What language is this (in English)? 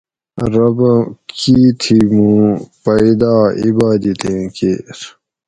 Gawri